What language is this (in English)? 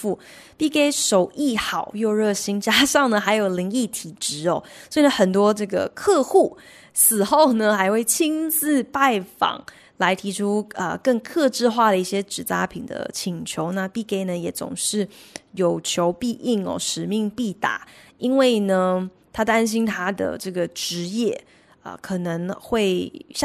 Chinese